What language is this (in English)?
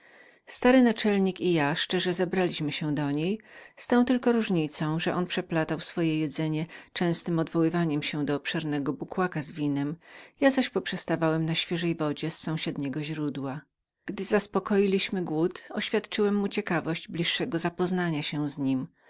Polish